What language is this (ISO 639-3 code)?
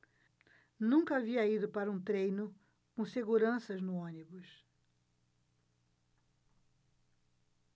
por